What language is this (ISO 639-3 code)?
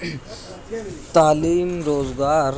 urd